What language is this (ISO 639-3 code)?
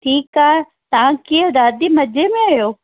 snd